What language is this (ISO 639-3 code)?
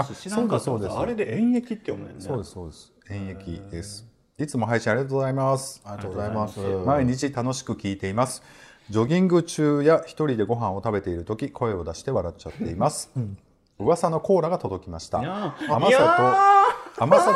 jpn